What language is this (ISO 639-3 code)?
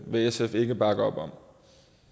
dan